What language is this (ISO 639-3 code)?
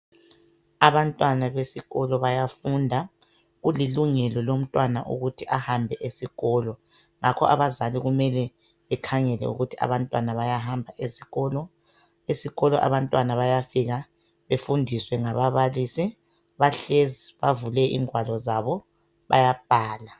nde